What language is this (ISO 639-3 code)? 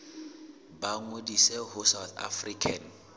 sot